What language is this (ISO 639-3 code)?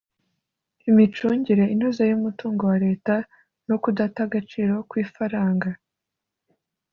kin